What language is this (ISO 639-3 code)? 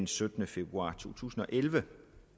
dan